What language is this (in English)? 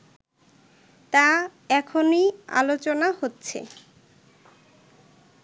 Bangla